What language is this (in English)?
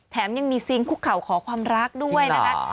Thai